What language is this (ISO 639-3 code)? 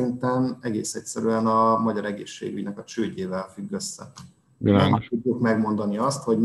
hun